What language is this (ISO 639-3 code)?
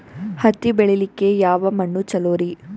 kan